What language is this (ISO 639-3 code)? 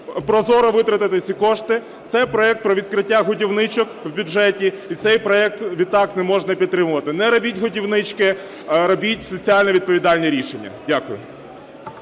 ukr